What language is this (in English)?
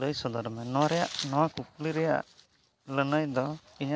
Santali